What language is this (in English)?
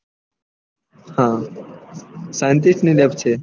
Gujarati